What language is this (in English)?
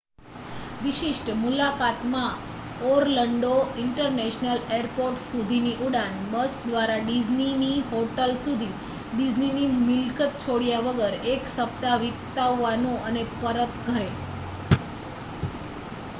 Gujarati